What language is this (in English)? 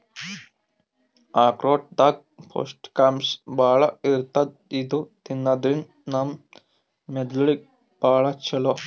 Kannada